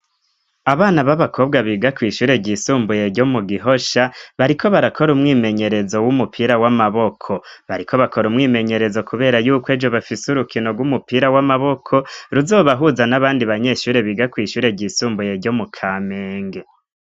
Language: Rundi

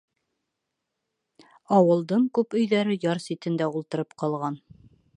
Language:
Bashkir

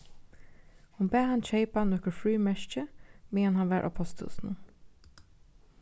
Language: Faroese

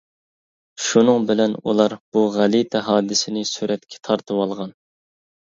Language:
Uyghur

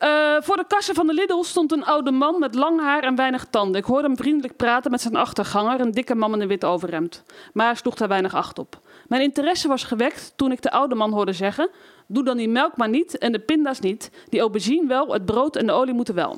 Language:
Dutch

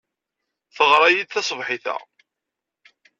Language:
Kabyle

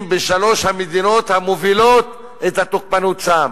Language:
Hebrew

